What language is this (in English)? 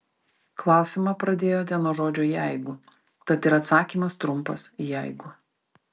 Lithuanian